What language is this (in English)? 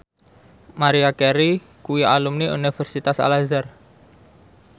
Javanese